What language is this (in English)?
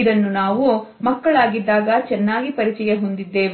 Kannada